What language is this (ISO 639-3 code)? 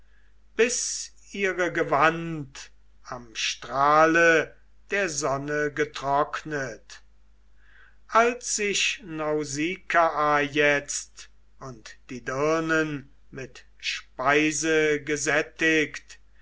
deu